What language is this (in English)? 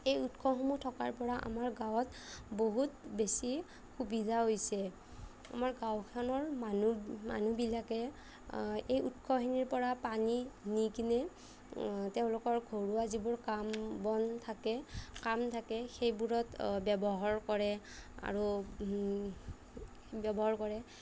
Assamese